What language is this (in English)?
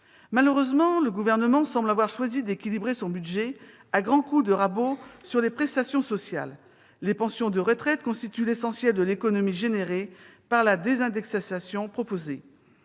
French